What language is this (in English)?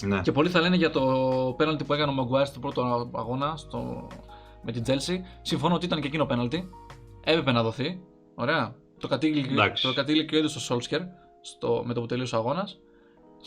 Greek